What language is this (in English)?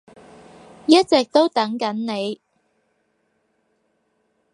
Cantonese